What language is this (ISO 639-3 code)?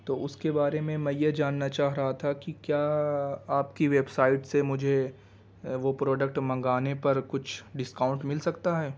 urd